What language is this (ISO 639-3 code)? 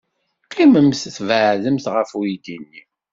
kab